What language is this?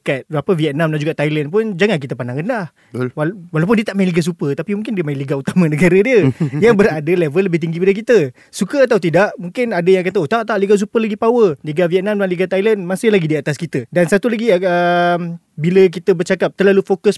Malay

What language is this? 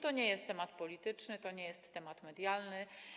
Polish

